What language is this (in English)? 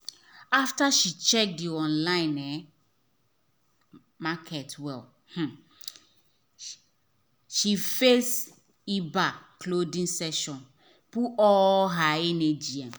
Nigerian Pidgin